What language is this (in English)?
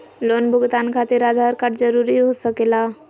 Magahi